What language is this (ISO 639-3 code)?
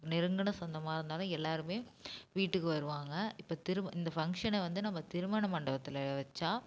tam